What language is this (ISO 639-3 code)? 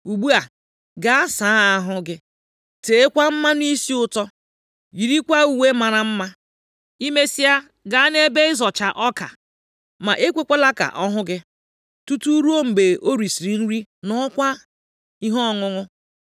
ibo